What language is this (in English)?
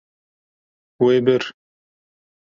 Kurdish